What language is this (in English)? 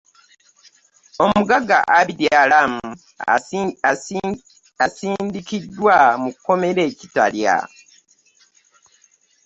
Ganda